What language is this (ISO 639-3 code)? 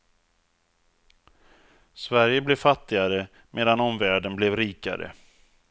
swe